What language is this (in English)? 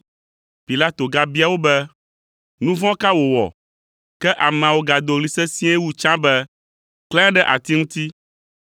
Ewe